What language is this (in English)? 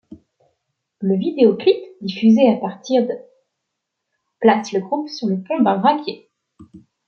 French